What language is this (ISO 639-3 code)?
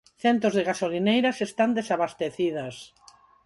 glg